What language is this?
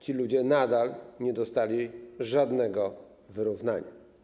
Polish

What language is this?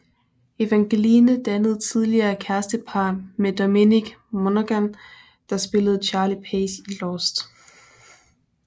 Danish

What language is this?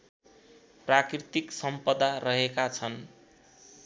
Nepali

